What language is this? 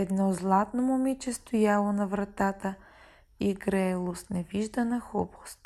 Bulgarian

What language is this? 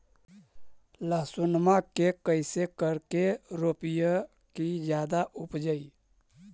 Magahi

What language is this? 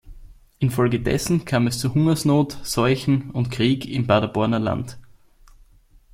German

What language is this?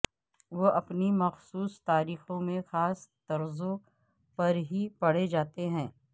Urdu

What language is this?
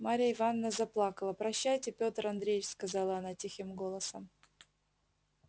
Russian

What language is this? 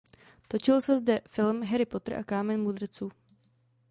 Czech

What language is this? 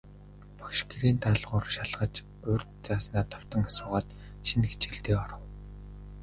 Mongolian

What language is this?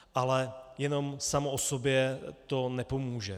Czech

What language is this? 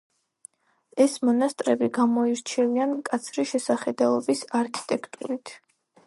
Georgian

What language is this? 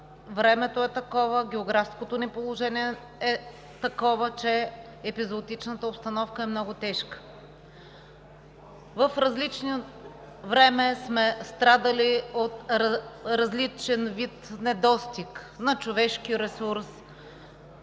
Bulgarian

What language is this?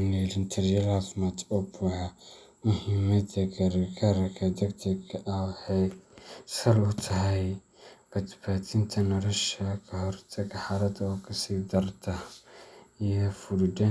Somali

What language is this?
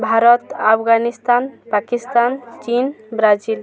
Odia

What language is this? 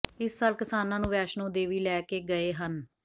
Punjabi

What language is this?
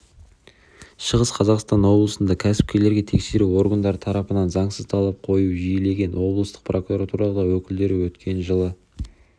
Kazakh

